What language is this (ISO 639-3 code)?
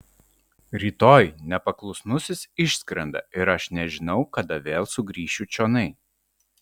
lit